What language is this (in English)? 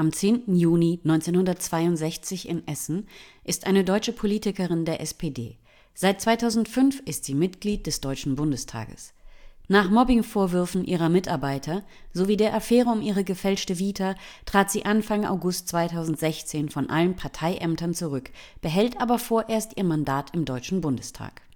German